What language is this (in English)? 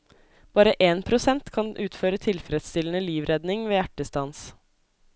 Norwegian